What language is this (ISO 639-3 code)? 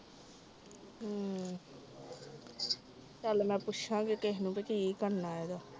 pan